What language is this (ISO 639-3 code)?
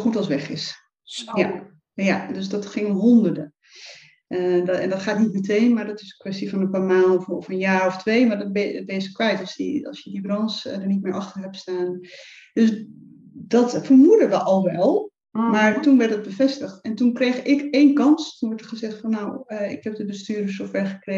nld